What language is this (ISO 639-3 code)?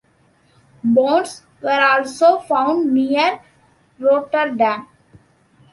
eng